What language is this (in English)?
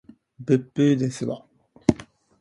Japanese